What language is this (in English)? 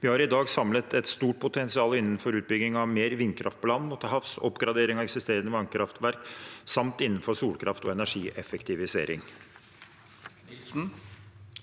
Norwegian